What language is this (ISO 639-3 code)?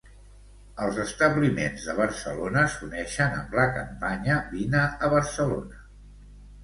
cat